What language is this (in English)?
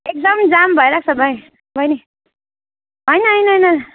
Nepali